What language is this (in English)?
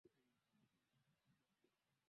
Swahili